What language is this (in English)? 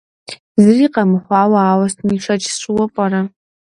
Kabardian